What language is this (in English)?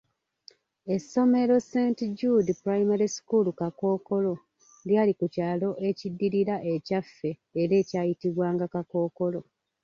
Ganda